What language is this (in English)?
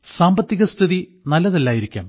Malayalam